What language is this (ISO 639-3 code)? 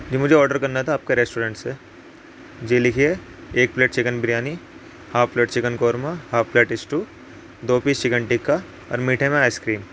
urd